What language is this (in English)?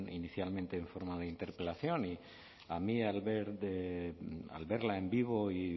Spanish